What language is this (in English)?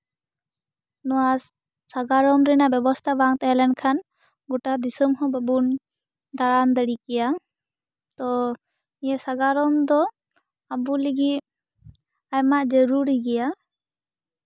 Santali